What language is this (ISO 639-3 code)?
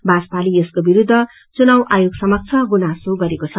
nep